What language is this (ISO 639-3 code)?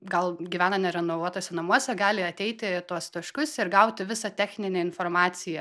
lit